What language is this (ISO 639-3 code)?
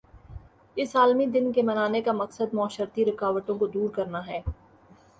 urd